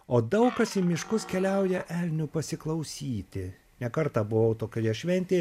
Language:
Lithuanian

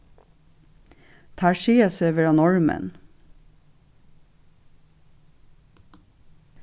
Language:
Faroese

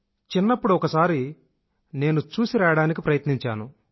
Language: Telugu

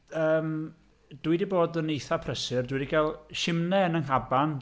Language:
Welsh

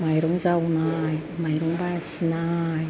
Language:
Bodo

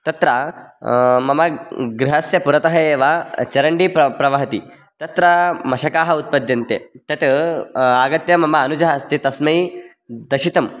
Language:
Sanskrit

